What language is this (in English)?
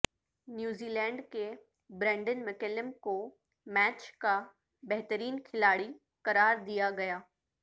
Urdu